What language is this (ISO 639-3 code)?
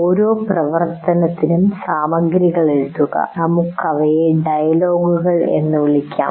mal